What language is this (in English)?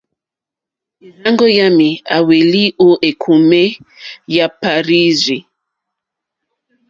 Mokpwe